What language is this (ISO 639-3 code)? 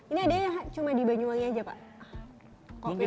ind